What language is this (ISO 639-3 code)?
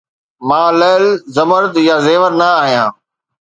snd